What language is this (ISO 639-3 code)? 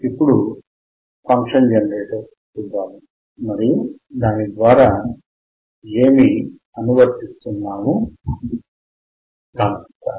tel